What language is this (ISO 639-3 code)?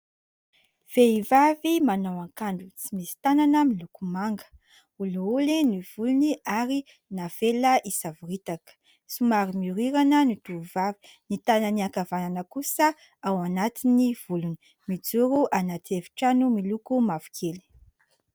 mlg